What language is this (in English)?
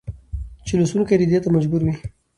Pashto